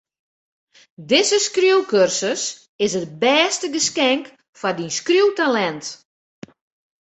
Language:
Western Frisian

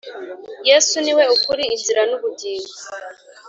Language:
Kinyarwanda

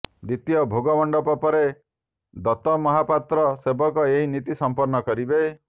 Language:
Odia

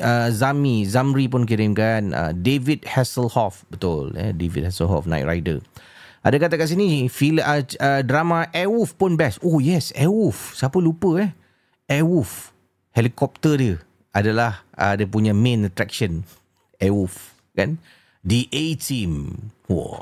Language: Malay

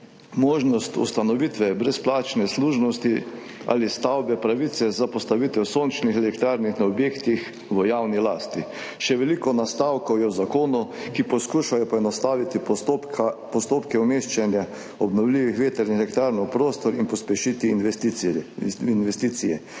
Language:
Slovenian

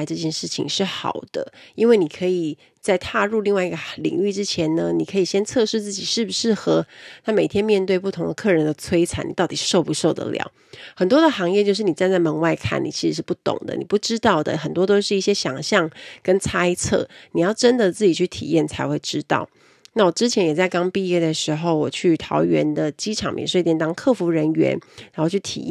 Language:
Chinese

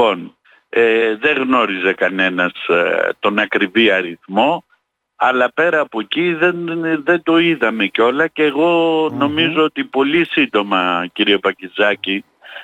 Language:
Greek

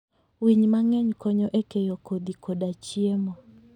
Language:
Luo (Kenya and Tanzania)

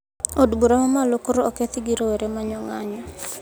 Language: Luo (Kenya and Tanzania)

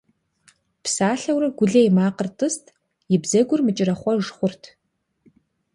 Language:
Kabardian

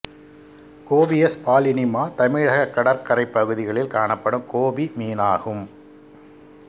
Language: Tamil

